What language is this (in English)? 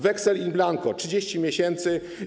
Polish